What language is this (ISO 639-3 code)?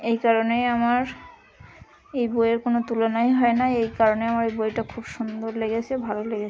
ben